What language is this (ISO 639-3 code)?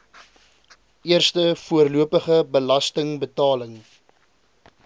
afr